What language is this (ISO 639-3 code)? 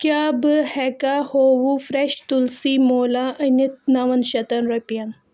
kas